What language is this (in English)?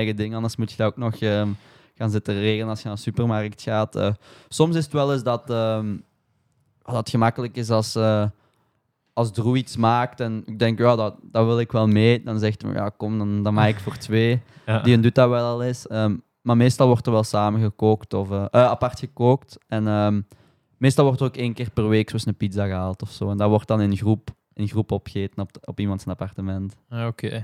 Dutch